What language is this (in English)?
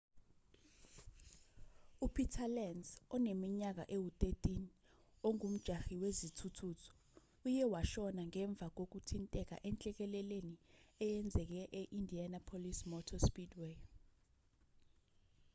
Zulu